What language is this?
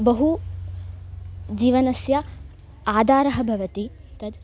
Sanskrit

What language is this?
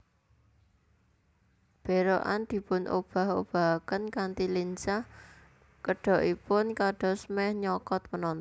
Javanese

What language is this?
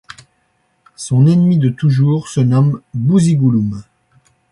French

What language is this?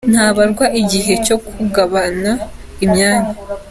Kinyarwanda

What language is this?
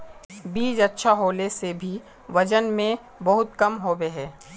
Magahi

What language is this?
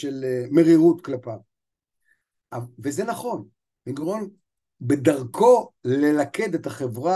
Hebrew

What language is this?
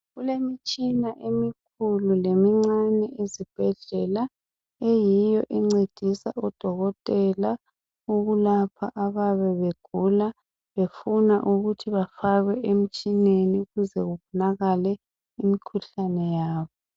North Ndebele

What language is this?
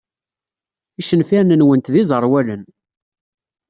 Kabyle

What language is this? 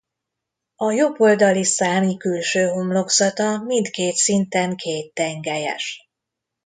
Hungarian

